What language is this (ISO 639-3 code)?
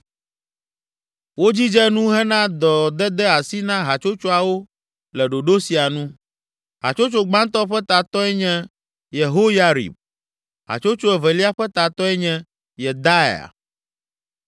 ewe